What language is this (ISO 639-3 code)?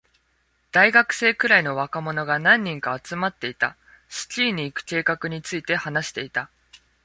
jpn